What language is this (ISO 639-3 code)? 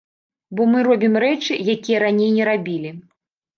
bel